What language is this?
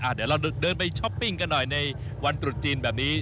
Thai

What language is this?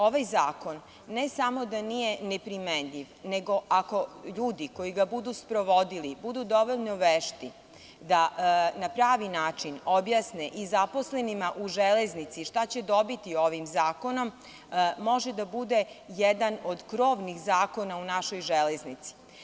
Serbian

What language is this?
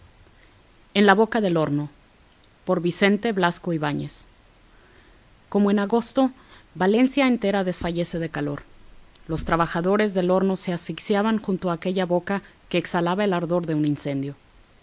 Spanish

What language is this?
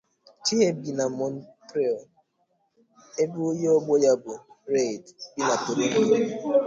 Igbo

